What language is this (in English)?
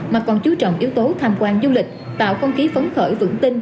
Vietnamese